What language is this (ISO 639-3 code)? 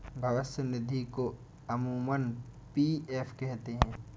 hin